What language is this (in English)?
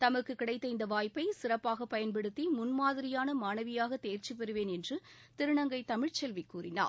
Tamil